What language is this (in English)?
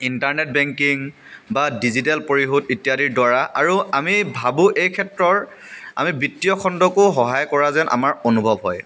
Assamese